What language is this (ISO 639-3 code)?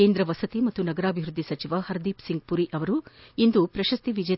kan